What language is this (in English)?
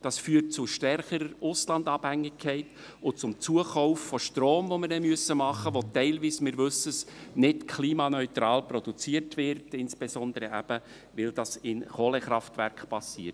Swiss German